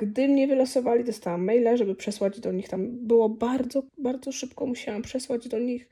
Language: Polish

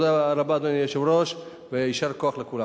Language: Hebrew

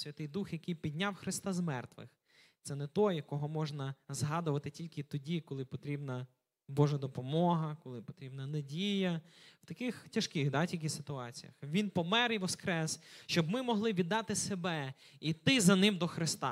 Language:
Ukrainian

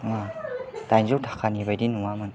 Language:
Bodo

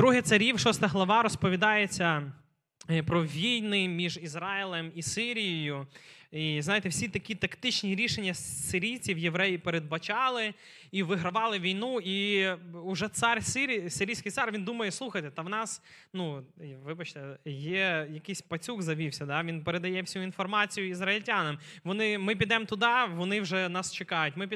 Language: Ukrainian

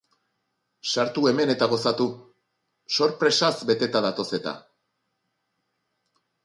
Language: Basque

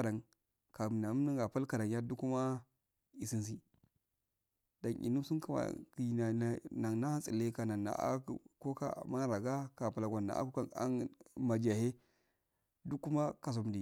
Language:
Afade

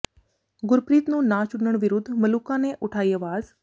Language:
Punjabi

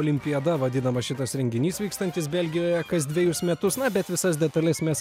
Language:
Lithuanian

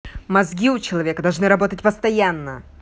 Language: Russian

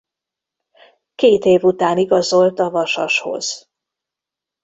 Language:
Hungarian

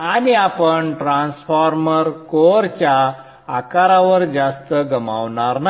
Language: Marathi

